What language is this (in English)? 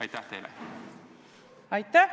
Estonian